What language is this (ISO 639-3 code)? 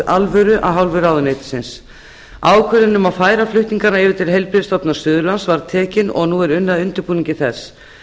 isl